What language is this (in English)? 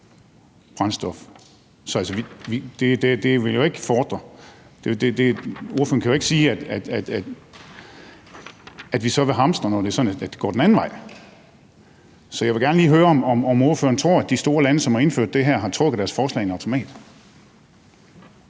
Danish